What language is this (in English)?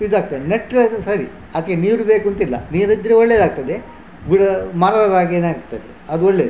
Kannada